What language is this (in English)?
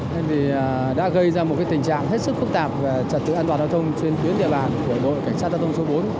Vietnamese